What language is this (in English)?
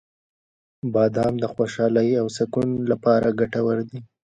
Pashto